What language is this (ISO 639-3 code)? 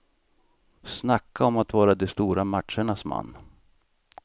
swe